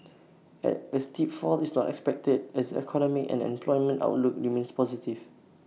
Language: English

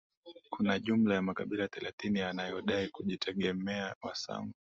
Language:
Swahili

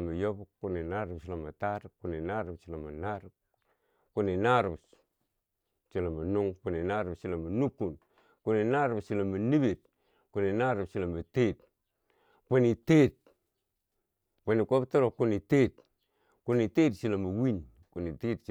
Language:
Bangwinji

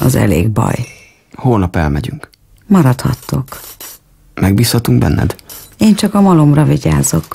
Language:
Hungarian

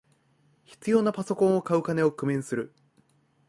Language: Japanese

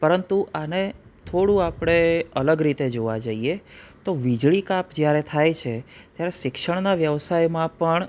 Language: Gujarati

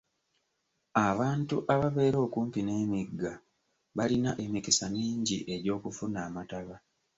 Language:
Ganda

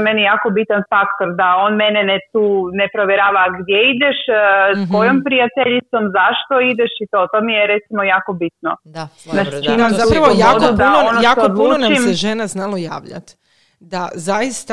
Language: Croatian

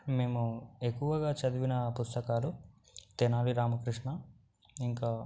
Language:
Telugu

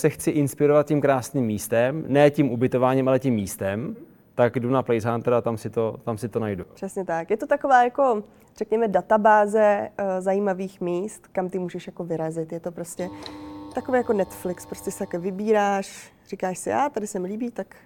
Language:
Czech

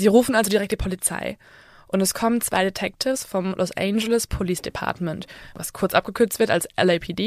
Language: German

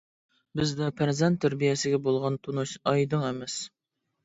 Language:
Uyghur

